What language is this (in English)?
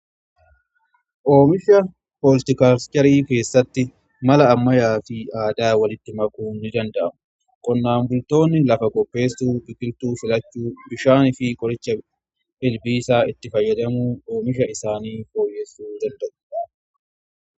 Oromo